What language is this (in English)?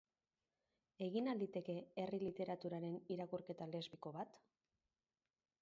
Basque